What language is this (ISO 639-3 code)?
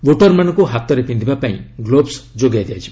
ori